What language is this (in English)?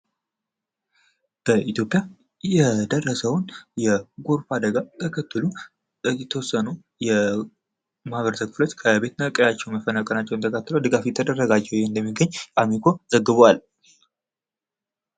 Amharic